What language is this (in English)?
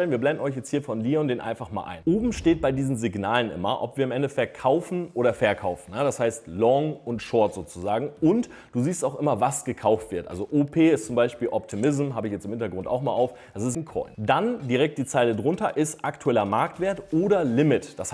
German